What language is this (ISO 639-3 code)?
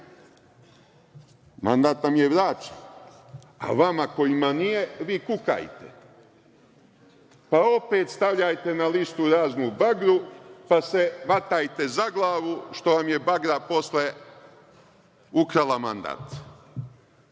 srp